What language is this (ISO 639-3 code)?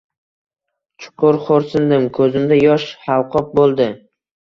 uzb